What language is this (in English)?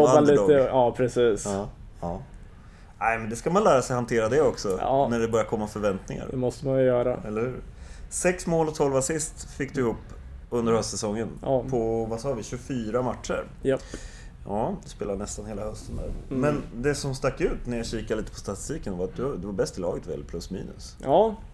Swedish